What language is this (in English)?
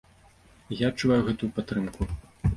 Belarusian